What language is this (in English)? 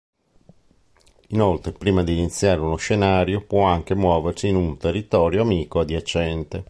Italian